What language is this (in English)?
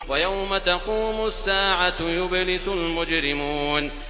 Arabic